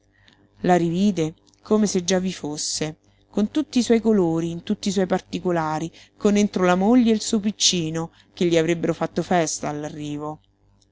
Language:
Italian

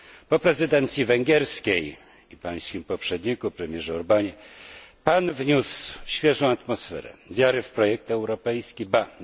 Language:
Polish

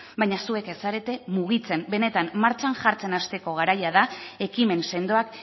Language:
Basque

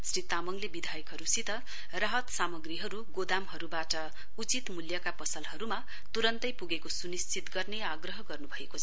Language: Nepali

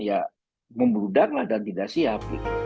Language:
Indonesian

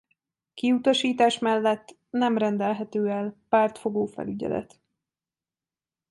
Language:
Hungarian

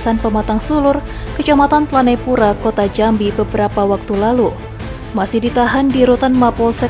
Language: Indonesian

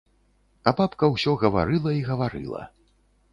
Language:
Belarusian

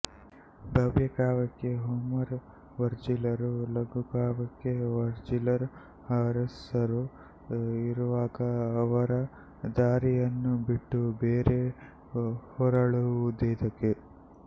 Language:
Kannada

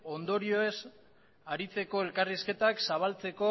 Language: Basque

